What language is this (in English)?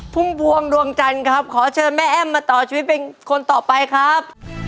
Thai